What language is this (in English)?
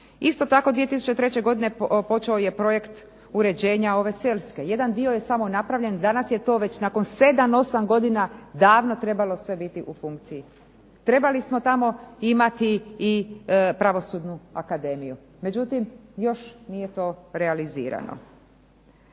Croatian